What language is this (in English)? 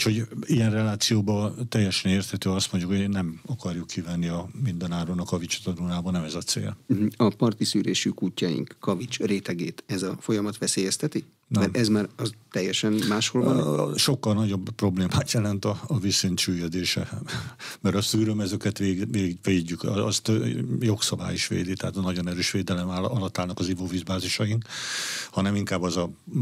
Hungarian